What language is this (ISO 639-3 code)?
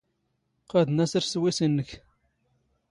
zgh